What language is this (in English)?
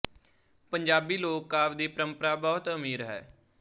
Punjabi